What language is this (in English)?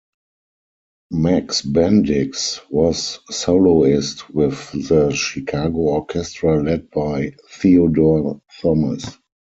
English